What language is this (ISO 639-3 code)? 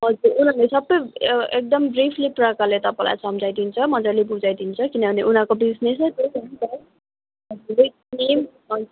nep